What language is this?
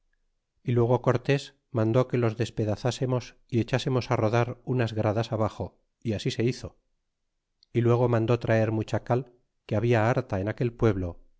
Spanish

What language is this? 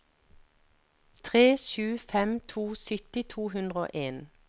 Norwegian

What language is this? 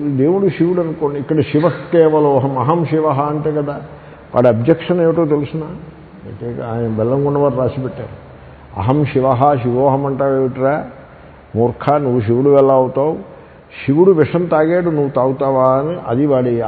Telugu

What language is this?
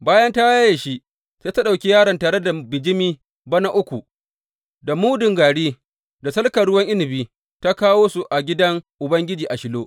Hausa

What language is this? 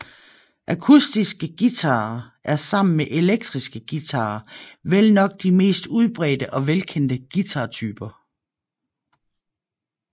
Danish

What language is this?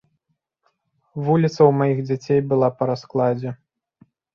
Belarusian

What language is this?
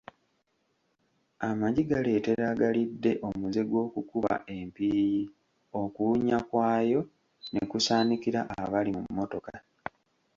Ganda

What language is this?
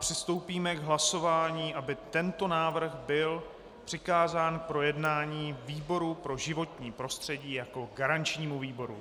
Czech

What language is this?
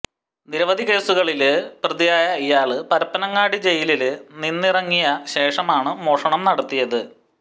Malayalam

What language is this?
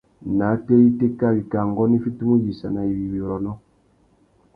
Tuki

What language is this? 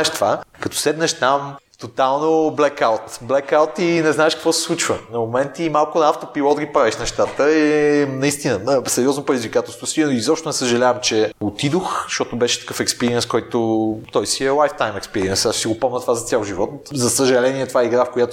Bulgarian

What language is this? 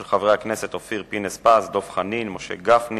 Hebrew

